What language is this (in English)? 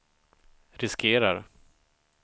Swedish